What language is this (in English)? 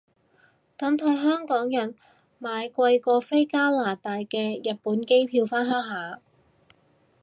Cantonese